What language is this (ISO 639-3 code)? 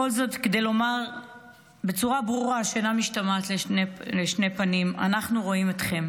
heb